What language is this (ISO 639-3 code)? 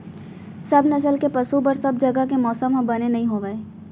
hne